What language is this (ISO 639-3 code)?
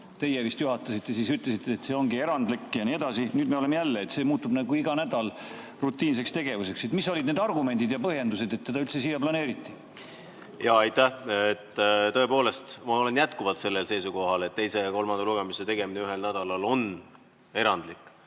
est